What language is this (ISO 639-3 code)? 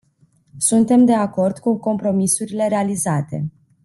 ron